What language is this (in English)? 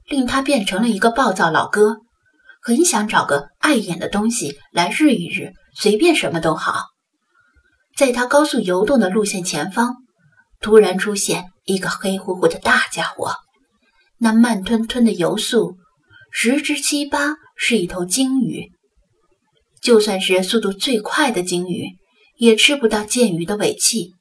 Chinese